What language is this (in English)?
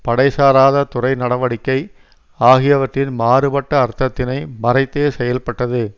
Tamil